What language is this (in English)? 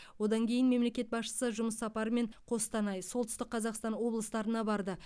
Kazakh